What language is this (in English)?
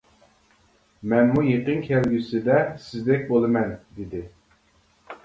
Uyghur